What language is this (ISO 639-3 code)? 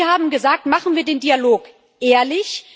deu